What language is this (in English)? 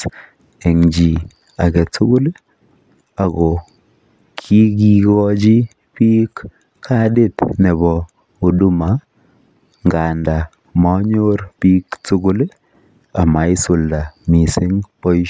Kalenjin